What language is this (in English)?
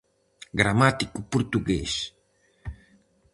Galician